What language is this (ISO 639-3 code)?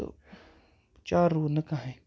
kas